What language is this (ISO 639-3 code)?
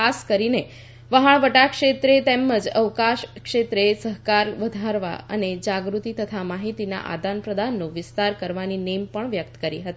guj